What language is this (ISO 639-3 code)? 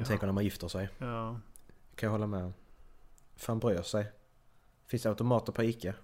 swe